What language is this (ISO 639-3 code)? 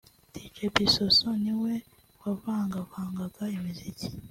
kin